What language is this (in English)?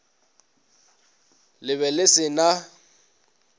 Northern Sotho